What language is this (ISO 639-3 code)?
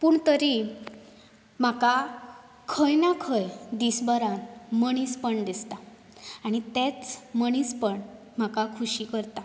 kok